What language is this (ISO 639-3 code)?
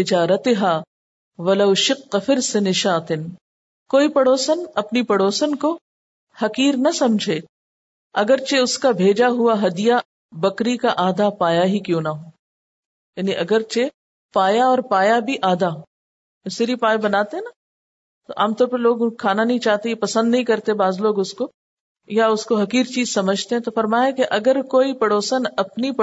urd